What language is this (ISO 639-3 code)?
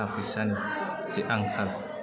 brx